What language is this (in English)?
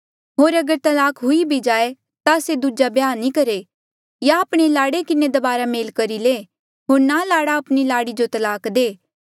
Mandeali